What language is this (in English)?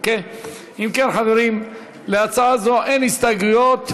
Hebrew